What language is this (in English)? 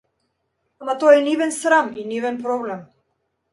Macedonian